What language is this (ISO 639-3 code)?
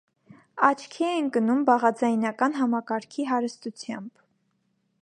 hye